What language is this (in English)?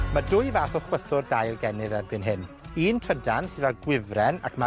Welsh